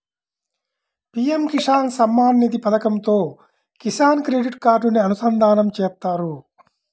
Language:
Telugu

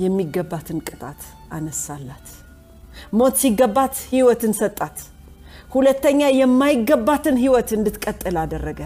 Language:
Amharic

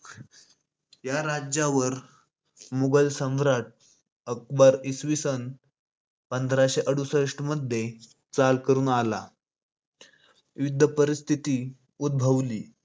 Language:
Marathi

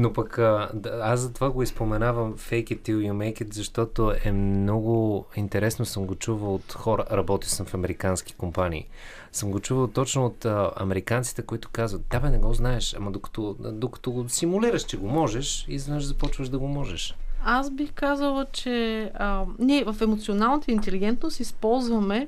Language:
Bulgarian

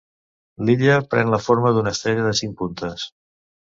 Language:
Catalan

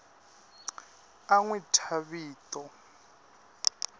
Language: Tsonga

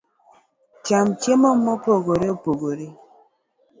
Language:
Luo (Kenya and Tanzania)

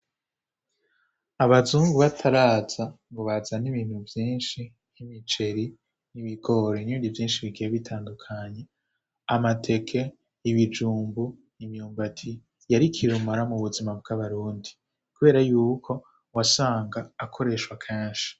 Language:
Rundi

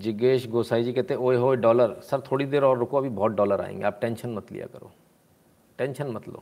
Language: Hindi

